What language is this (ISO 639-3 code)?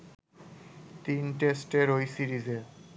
ben